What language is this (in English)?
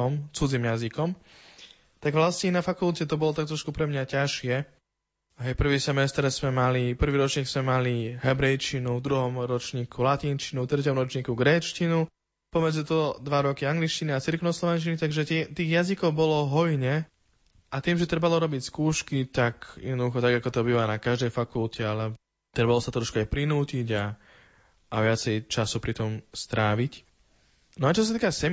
Slovak